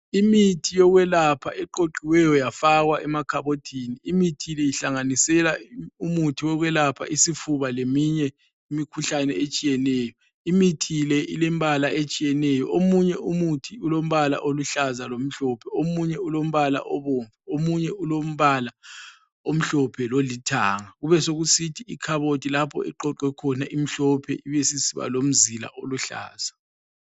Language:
North Ndebele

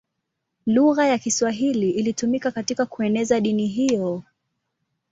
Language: Swahili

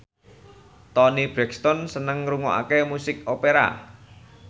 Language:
Javanese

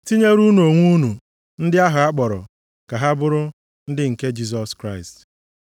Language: Igbo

